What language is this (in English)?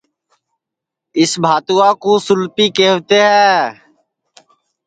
Sansi